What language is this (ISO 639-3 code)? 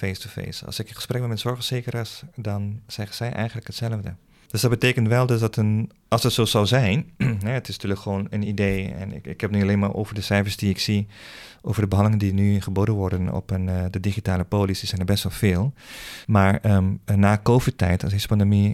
nld